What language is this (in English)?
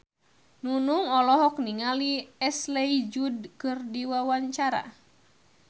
Sundanese